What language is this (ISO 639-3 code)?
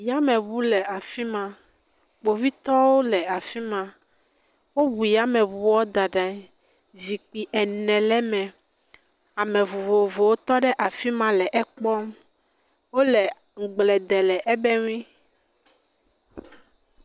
ewe